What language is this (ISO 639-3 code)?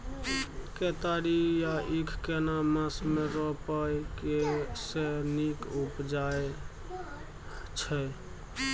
mai